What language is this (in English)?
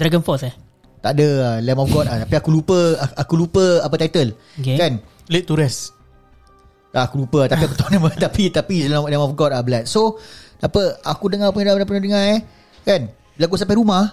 Malay